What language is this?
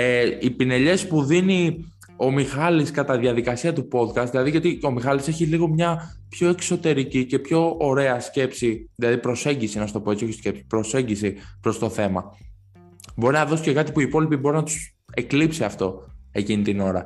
Greek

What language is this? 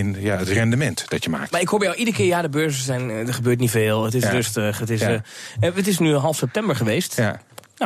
Dutch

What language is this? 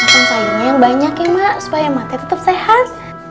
Indonesian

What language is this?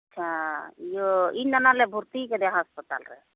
Santali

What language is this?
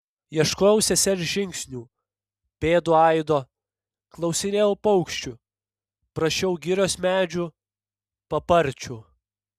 Lithuanian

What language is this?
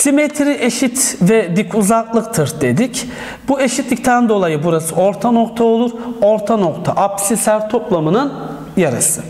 Turkish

